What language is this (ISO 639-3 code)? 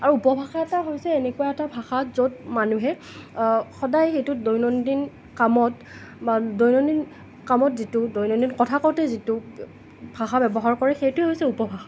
asm